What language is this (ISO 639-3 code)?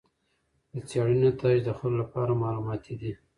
pus